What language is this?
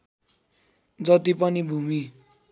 Nepali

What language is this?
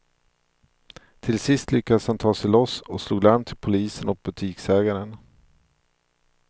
Swedish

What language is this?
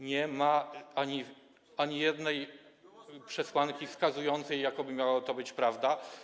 Polish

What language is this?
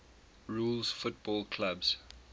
English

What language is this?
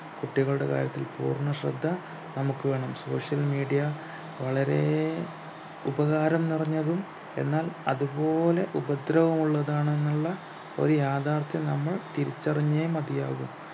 Malayalam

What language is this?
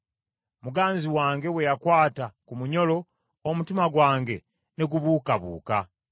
Ganda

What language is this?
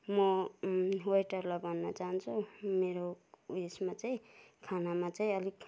Nepali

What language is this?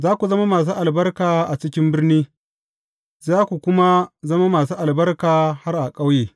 Hausa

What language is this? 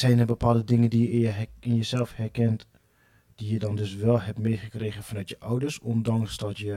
Dutch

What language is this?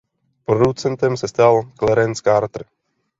Czech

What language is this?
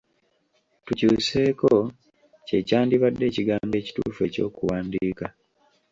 Ganda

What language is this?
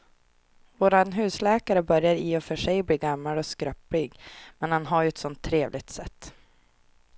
Swedish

